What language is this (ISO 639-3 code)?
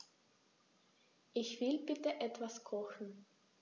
deu